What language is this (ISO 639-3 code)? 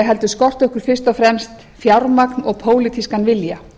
isl